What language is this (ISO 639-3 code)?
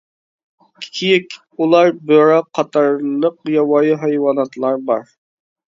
uig